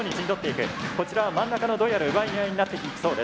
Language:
Japanese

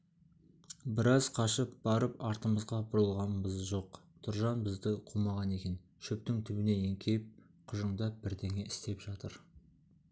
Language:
Kazakh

